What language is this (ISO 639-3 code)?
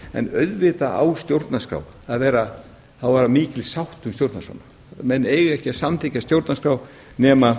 isl